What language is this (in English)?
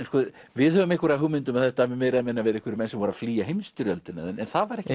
Icelandic